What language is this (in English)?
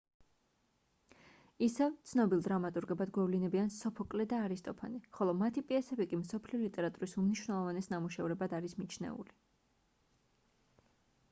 Georgian